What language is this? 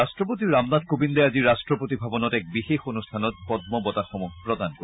Assamese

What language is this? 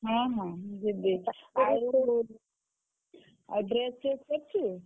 Odia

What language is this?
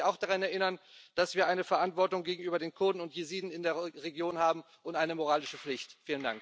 German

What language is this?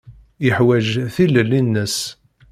Kabyle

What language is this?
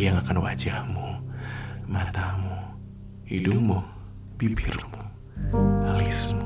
Indonesian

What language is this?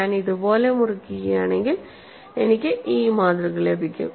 Malayalam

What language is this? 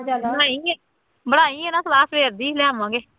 Punjabi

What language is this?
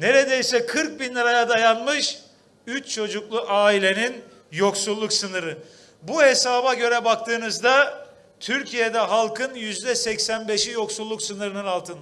Turkish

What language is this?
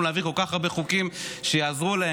Hebrew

